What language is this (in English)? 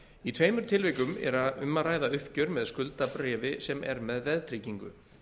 Icelandic